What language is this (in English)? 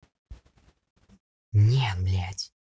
Russian